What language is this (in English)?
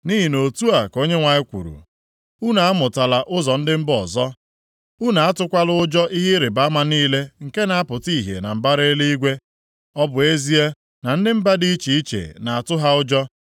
Igbo